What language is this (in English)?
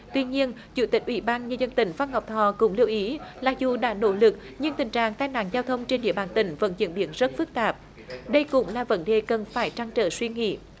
Vietnamese